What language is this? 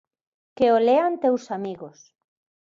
Galician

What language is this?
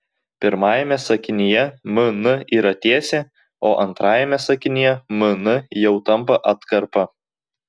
Lithuanian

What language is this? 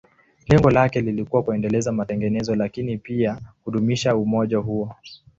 Swahili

